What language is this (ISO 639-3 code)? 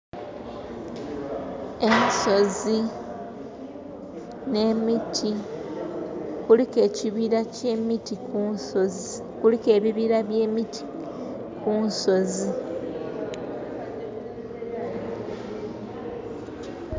xog